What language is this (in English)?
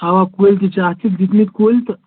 Kashmiri